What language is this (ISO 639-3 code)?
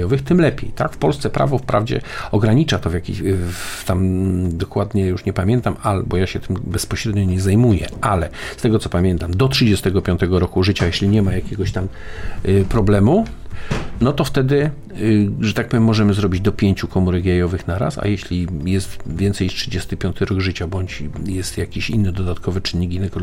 pol